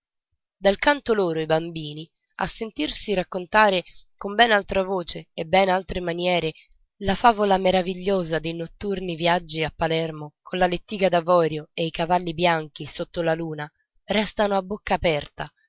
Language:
Italian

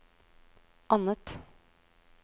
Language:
Norwegian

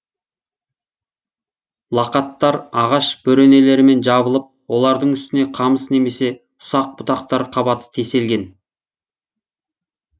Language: Kazakh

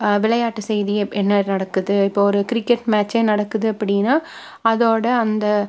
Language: Tamil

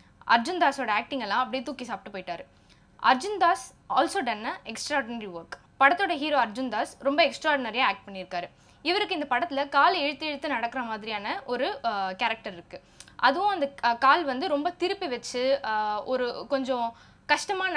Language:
Korean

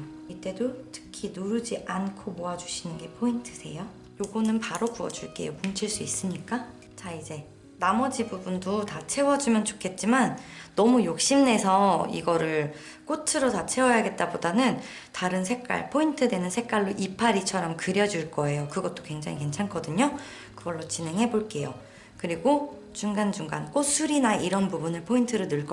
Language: Korean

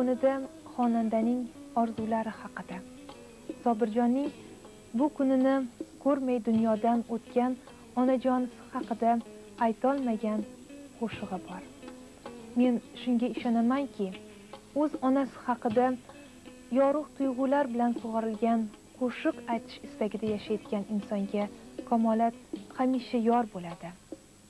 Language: Turkish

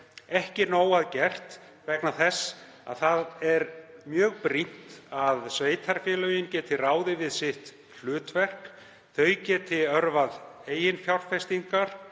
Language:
Icelandic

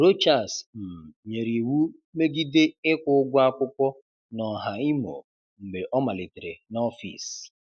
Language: Igbo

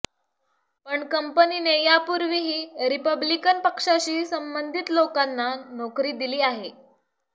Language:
Marathi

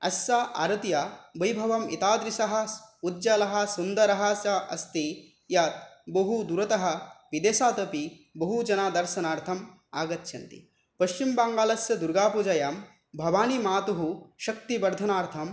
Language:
Sanskrit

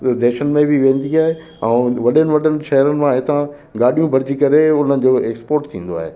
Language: Sindhi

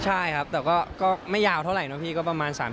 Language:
Thai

